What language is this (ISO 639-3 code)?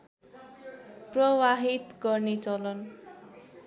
nep